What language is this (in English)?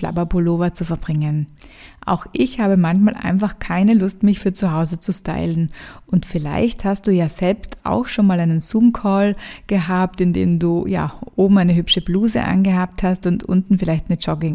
German